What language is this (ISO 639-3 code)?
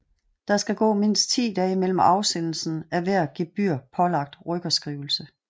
dan